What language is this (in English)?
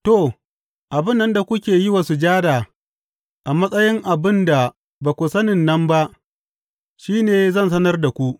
Hausa